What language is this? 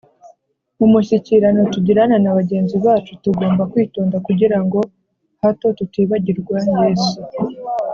Kinyarwanda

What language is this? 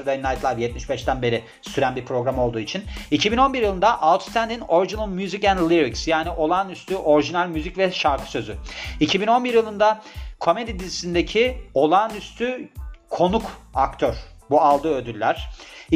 Turkish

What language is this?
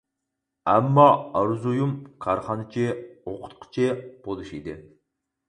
Uyghur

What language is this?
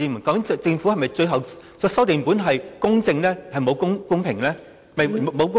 Cantonese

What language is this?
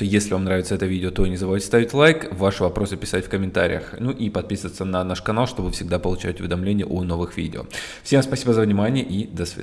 Russian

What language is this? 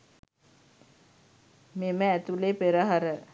Sinhala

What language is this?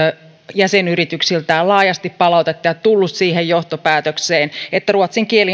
Finnish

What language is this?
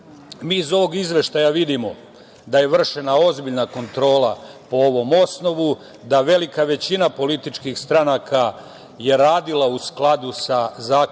Serbian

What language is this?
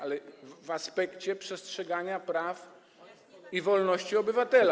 Polish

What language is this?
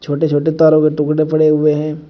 Hindi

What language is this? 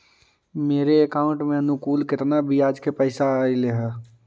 Magahi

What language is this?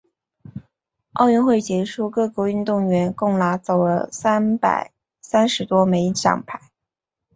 Chinese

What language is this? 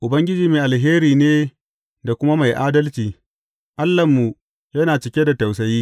Hausa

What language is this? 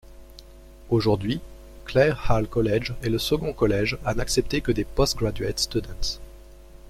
French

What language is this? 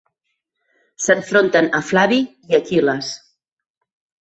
Catalan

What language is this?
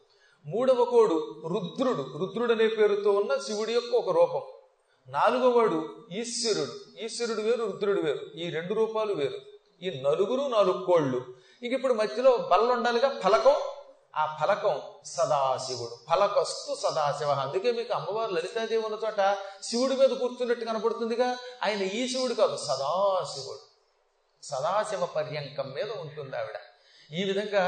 Telugu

